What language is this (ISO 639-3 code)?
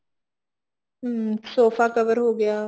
pan